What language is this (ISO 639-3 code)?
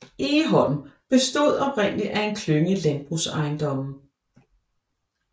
dan